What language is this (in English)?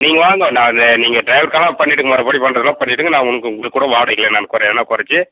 Tamil